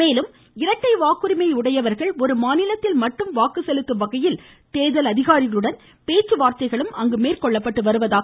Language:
Tamil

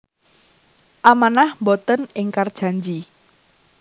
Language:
Javanese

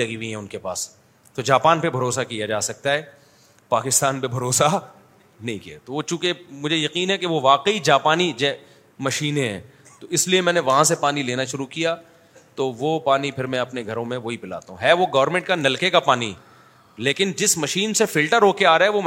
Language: Urdu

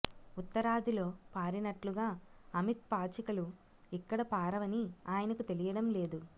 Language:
Telugu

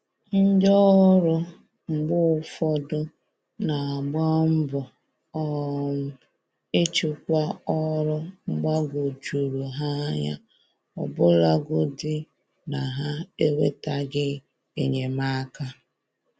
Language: Igbo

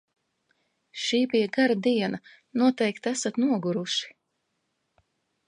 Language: Latvian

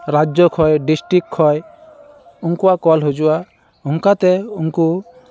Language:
Santali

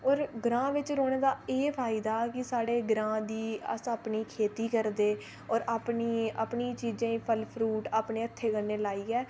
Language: Dogri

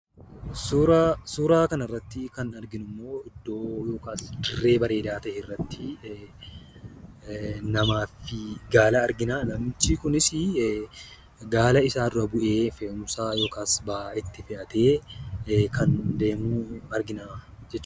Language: Oromo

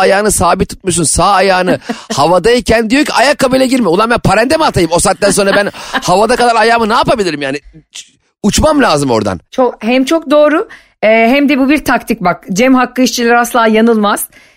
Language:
Turkish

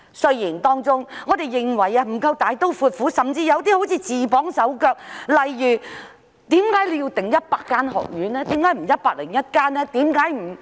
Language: Cantonese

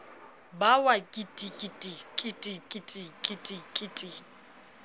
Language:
Southern Sotho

